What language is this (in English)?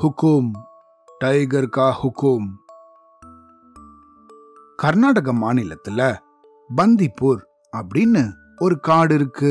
Tamil